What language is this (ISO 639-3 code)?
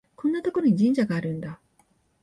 jpn